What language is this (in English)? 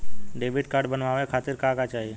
Bhojpuri